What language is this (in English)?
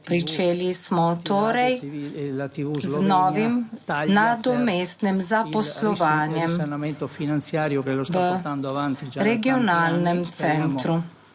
Slovenian